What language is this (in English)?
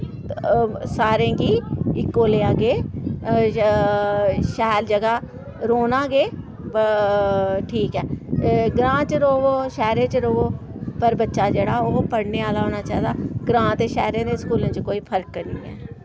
Dogri